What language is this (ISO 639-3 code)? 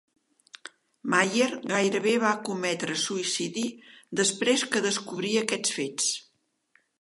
cat